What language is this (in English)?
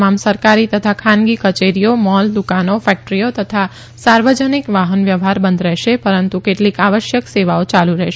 Gujarati